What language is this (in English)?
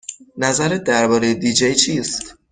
Persian